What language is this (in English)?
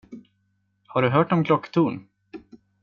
Swedish